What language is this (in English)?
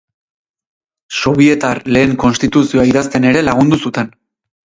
Basque